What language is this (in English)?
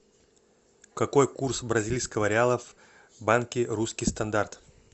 Russian